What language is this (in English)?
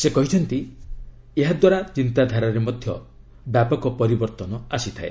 Odia